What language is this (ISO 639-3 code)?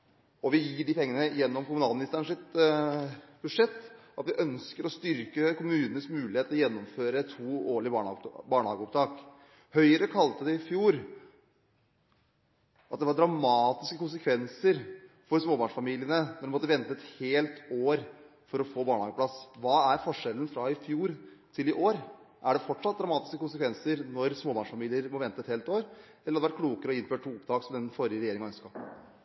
nob